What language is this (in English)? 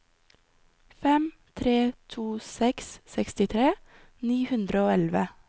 Norwegian